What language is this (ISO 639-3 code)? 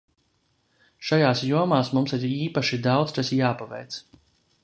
lav